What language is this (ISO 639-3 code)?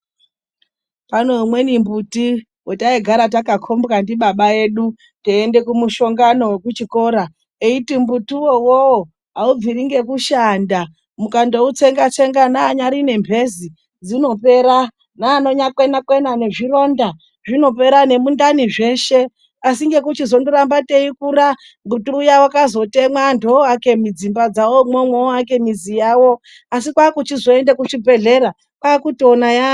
ndc